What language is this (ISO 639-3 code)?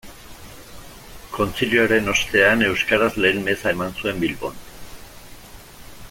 eus